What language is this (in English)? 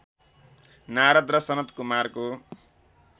Nepali